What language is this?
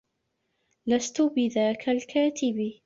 Arabic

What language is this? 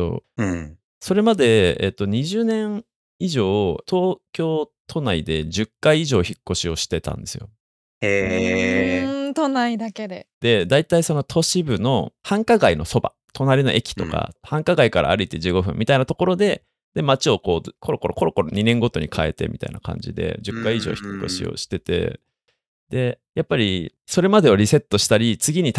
Japanese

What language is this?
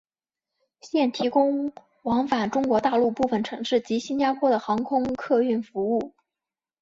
Chinese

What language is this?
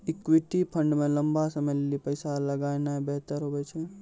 Maithili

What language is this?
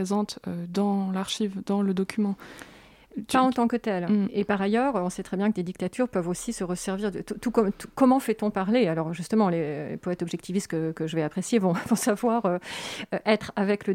French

